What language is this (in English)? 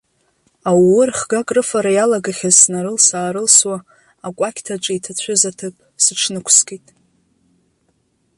Abkhazian